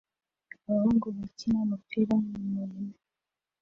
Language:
Kinyarwanda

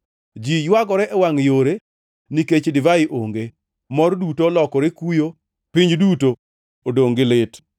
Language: Luo (Kenya and Tanzania)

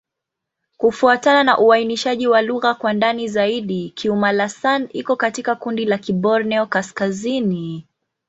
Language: Swahili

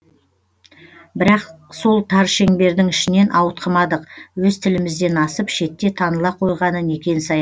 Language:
Kazakh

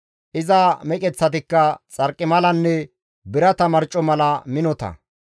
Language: Gamo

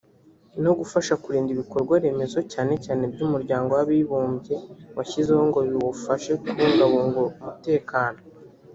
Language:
Kinyarwanda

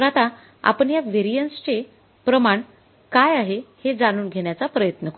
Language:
Marathi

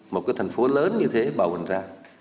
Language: Vietnamese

